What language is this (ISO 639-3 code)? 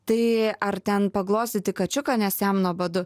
lit